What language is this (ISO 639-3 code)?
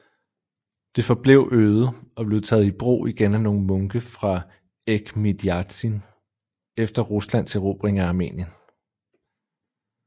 dan